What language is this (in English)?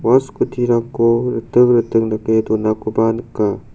Garo